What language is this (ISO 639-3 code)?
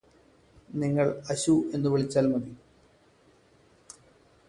mal